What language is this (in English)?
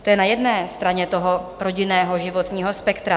Czech